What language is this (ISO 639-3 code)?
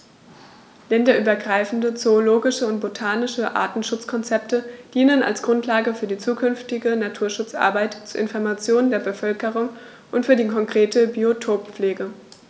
deu